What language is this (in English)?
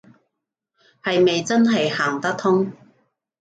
Cantonese